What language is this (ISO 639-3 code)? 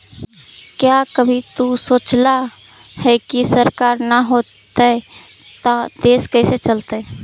mag